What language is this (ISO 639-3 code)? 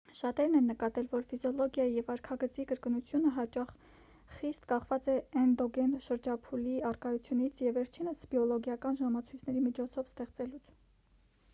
hye